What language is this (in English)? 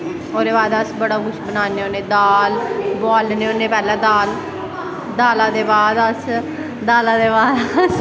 Dogri